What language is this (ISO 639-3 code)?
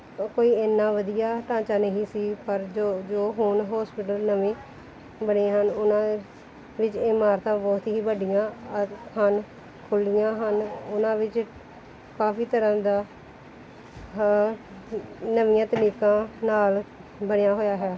pan